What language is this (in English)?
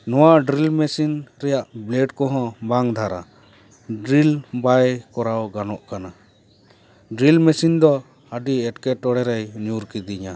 Santali